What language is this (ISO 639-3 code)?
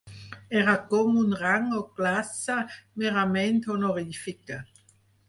cat